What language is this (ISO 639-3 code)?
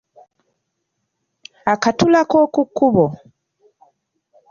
lug